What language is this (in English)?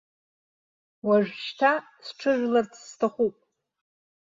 Abkhazian